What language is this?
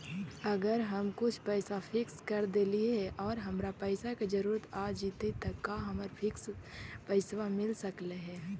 Magahi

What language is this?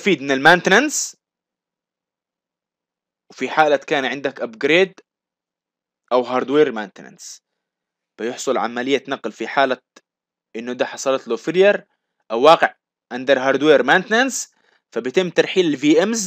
Arabic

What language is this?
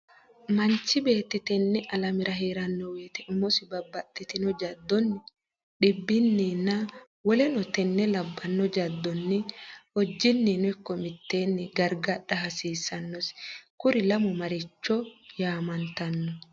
Sidamo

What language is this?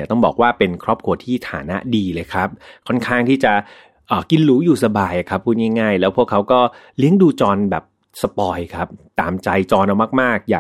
Thai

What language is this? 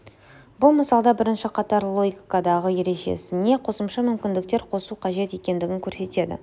Kazakh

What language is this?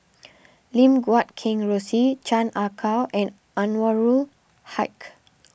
English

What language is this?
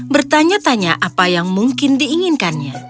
Indonesian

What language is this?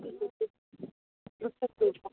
Maithili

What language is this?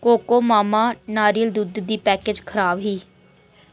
Dogri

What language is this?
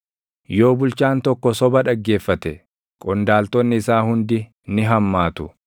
Oromo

